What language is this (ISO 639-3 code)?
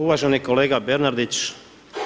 hrv